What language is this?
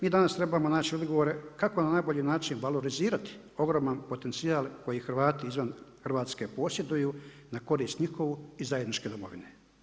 Croatian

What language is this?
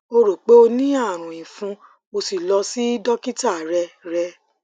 Yoruba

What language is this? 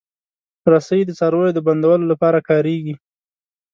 Pashto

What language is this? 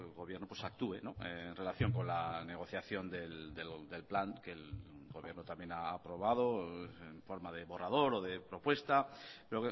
Spanish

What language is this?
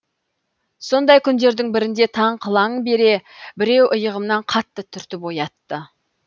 Kazakh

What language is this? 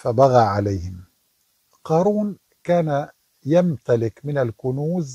Arabic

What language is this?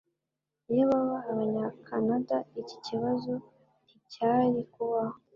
Kinyarwanda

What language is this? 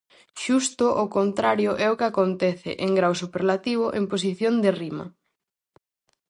Galician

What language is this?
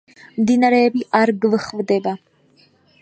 Georgian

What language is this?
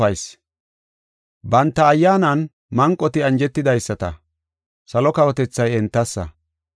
Gofa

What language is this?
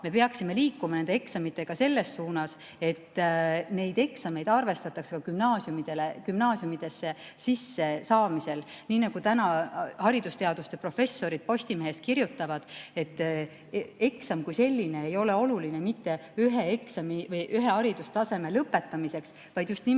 Estonian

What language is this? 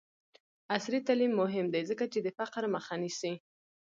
Pashto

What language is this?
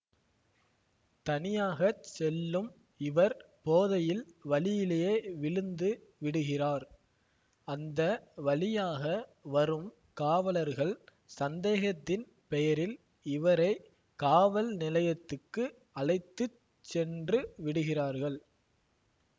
Tamil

